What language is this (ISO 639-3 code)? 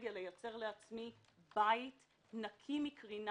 heb